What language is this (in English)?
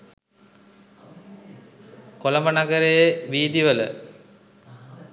Sinhala